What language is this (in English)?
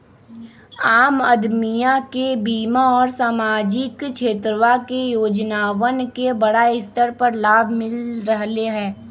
Magahi